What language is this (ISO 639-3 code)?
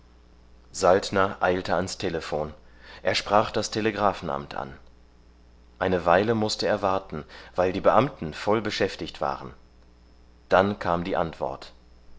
deu